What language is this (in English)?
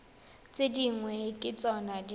Tswana